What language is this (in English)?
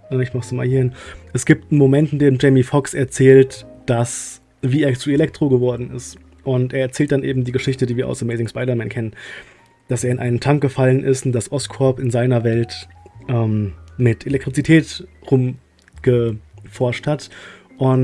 German